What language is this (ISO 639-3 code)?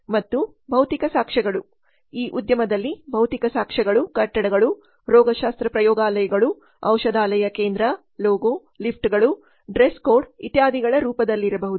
kan